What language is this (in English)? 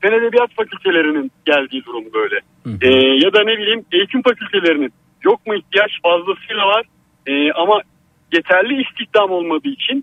Turkish